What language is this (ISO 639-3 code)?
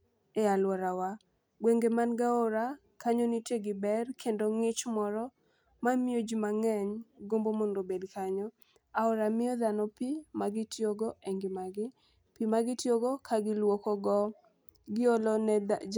luo